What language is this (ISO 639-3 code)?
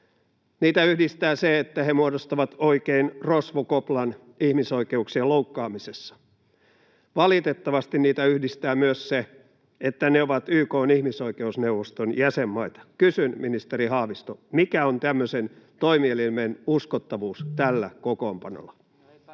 fin